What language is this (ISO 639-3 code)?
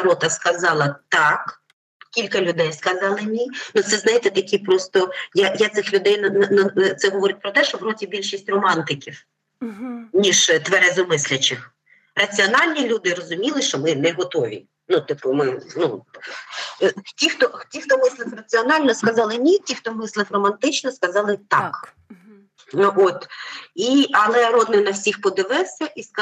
ukr